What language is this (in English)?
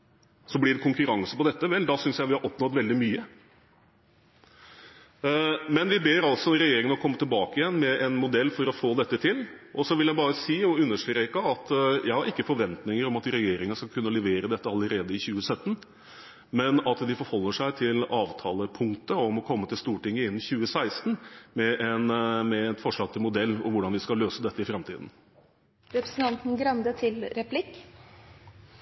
Norwegian Bokmål